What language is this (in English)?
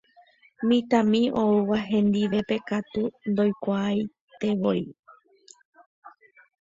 Guarani